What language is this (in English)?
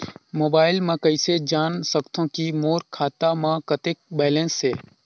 Chhattisgarhi